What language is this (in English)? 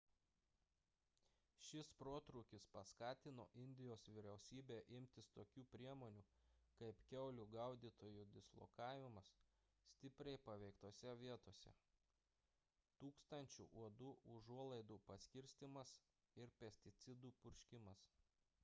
Lithuanian